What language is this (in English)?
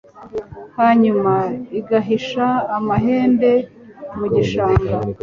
Kinyarwanda